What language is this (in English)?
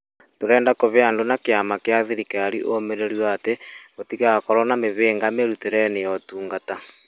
Kikuyu